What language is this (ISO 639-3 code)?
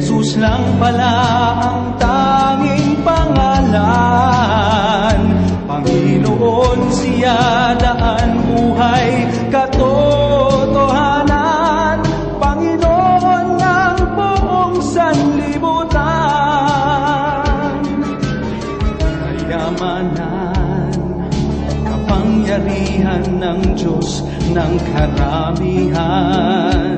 fil